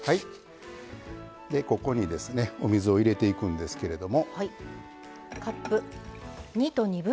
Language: Japanese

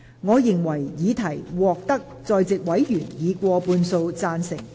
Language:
Cantonese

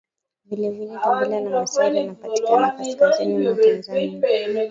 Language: Swahili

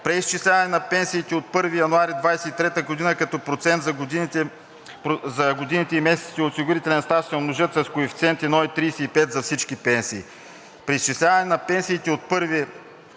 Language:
Bulgarian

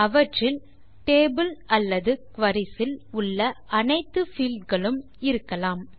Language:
Tamil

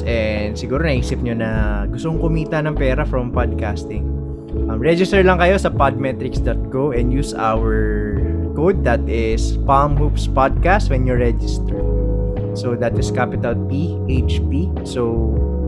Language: Filipino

